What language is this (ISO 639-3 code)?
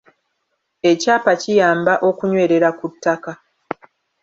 lug